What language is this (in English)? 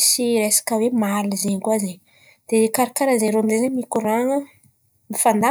Antankarana Malagasy